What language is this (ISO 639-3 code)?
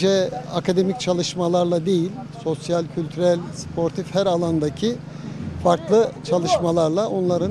tur